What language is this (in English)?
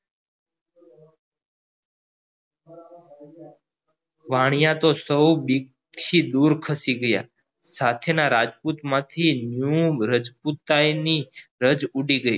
Gujarati